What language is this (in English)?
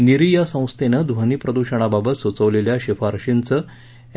Marathi